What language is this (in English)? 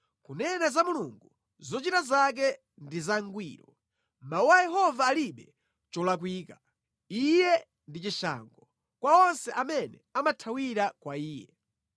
Nyanja